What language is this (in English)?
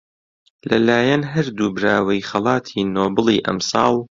Central Kurdish